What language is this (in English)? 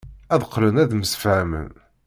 Kabyle